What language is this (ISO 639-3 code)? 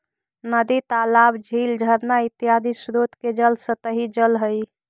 mag